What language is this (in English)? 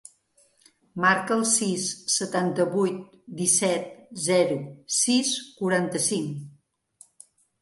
Catalan